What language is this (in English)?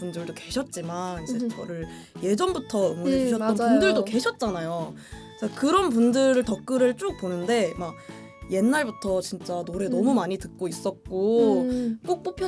Korean